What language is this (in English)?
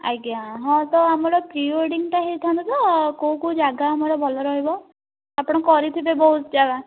Odia